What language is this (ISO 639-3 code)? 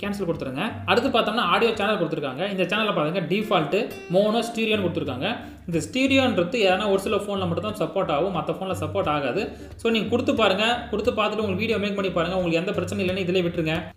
ron